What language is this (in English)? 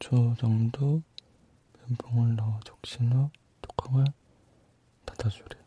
Korean